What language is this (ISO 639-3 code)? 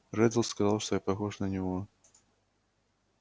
rus